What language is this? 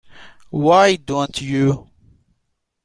English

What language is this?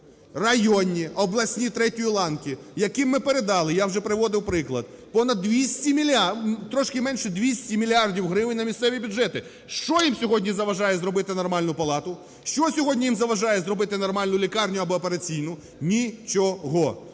Ukrainian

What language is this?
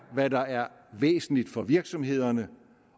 Danish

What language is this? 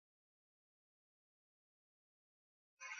Swahili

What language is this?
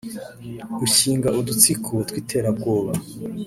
Kinyarwanda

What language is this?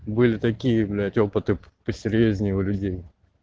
Russian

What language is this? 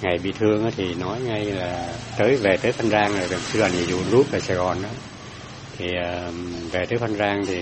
Vietnamese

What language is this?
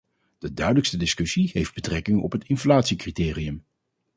Dutch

